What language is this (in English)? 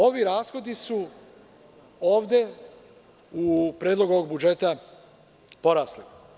Serbian